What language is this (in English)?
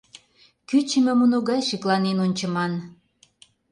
Mari